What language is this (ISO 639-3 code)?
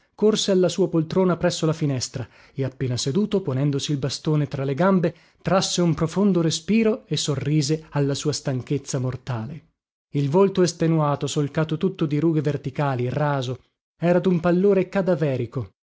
ita